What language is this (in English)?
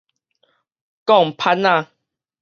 Min Nan Chinese